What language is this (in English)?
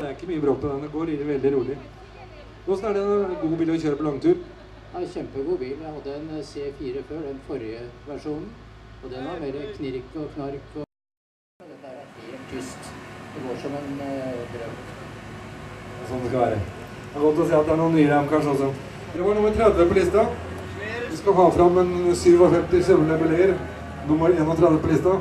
Norwegian